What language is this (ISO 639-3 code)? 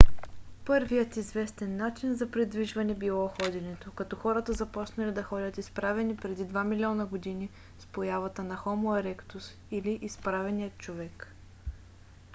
bul